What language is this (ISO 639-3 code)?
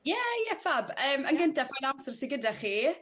cym